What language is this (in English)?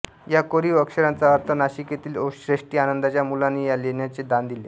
Marathi